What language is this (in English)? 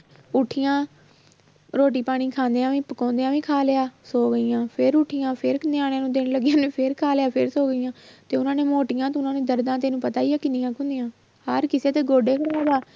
Punjabi